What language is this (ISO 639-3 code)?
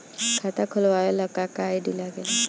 bho